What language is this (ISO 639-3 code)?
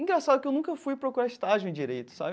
por